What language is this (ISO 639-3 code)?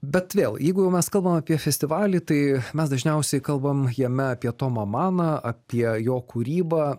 lit